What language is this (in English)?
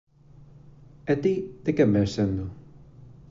Galician